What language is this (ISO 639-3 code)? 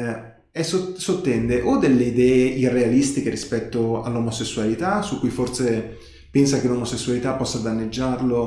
ita